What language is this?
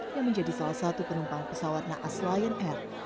Indonesian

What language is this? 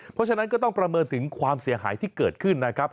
Thai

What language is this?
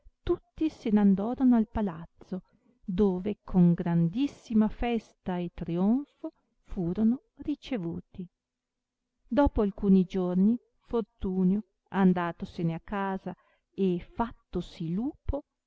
Italian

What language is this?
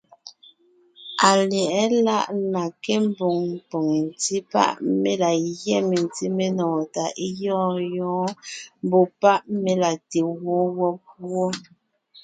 Ngiemboon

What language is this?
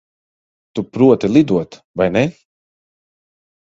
Latvian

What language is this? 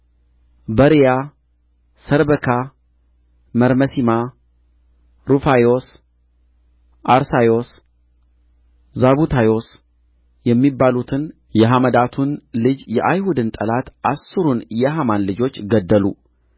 Amharic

